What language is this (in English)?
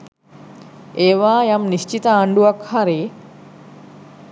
Sinhala